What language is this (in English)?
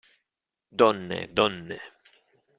Italian